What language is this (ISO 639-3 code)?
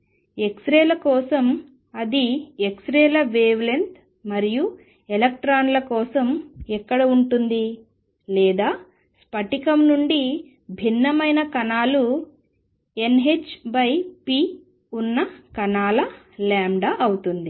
tel